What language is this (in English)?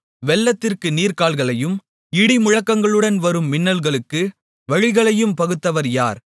Tamil